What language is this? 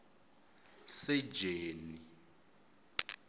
Tsonga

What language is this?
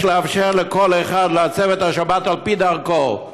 Hebrew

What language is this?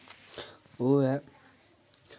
Dogri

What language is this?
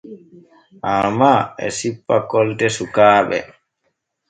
Borgu Fulfulde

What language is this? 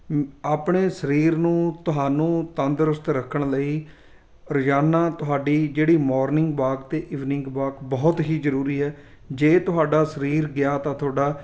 Punjabi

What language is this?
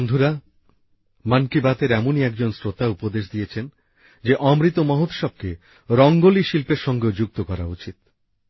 Bangla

